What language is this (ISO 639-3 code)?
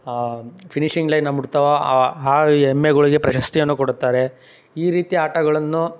kan